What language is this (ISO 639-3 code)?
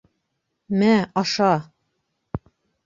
bak